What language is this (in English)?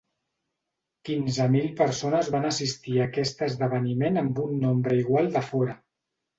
Catalan